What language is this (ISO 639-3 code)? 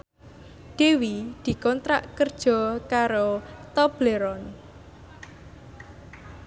jav